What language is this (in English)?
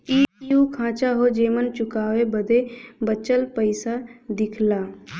Bhojpuri